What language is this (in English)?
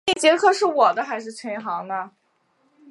Chinese